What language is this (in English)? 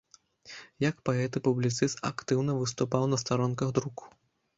Belarusian